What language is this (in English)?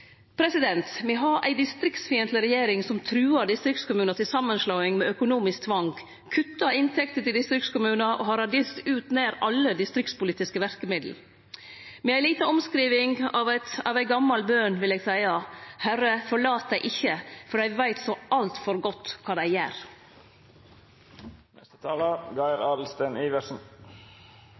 Norwegian Nynorsk